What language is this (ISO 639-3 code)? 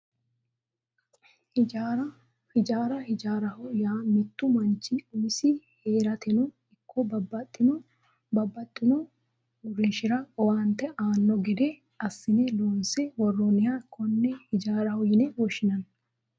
sid